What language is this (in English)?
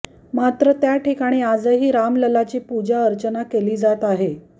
Marathi